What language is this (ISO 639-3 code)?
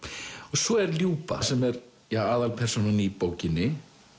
isl